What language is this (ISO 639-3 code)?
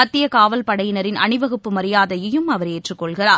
tam